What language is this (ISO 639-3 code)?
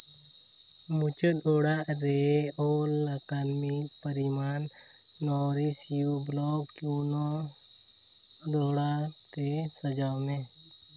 sat